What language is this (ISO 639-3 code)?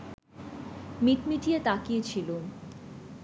ben